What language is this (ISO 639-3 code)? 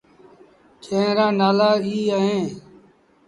sbn